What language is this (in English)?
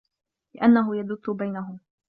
Arabic